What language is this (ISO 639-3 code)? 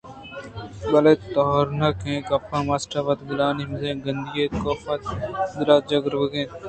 bgp